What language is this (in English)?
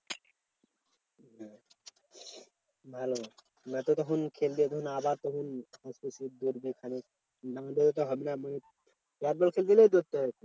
Bangla